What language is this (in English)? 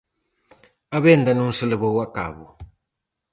Galician